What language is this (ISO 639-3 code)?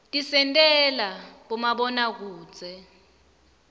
ssw